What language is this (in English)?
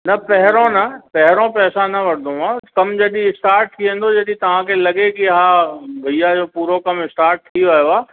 Sindhi